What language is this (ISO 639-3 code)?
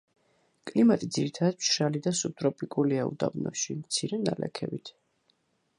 kat